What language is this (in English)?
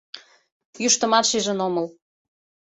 Mari